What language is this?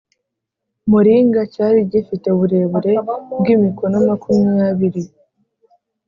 Kinyarwanda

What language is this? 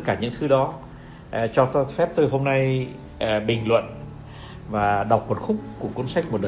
Vietnamese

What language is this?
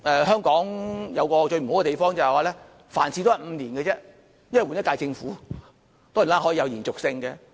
Cantonese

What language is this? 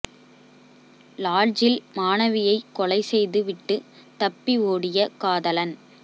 Tamil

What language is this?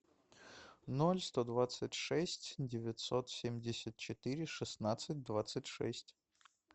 Russian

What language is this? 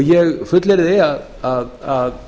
Icelandic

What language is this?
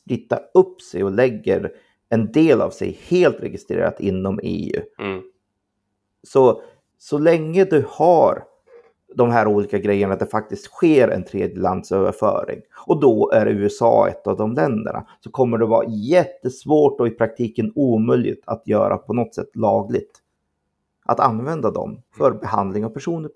Swedish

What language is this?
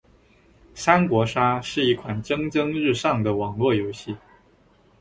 Chinese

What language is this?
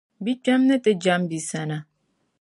Dagbani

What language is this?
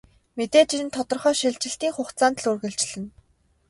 Mongolian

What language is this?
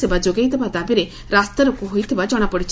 Odia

